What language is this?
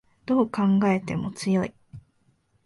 Japanese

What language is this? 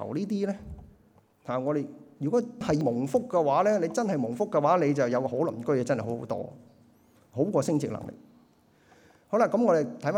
Chinese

